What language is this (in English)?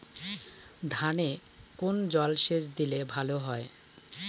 Bangla